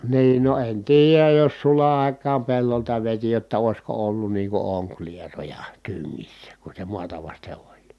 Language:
Finnish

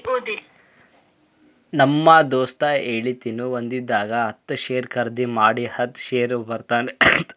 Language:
Kannada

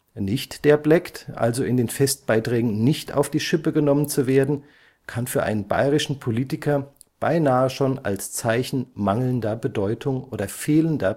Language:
German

